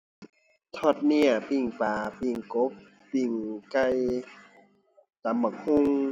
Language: Thai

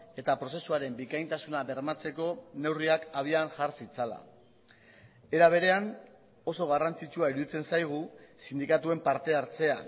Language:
Basque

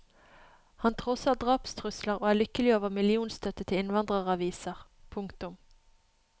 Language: Norwegian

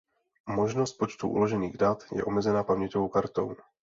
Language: Czech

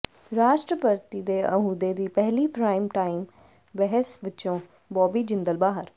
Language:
Punjabi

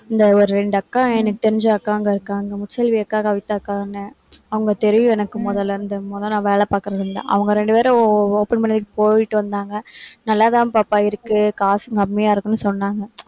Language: Tamil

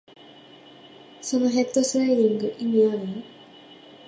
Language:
Japanese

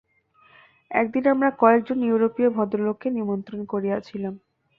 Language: Bangla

